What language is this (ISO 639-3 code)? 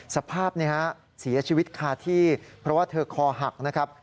tha